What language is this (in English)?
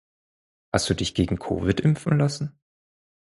German